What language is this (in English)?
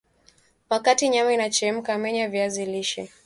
Swahili